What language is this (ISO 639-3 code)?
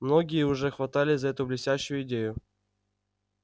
rus